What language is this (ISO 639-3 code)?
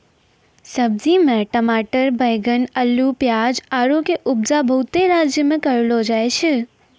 mai